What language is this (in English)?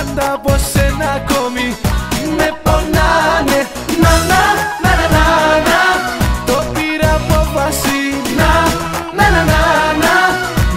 Greek